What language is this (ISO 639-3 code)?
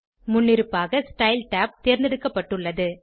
tam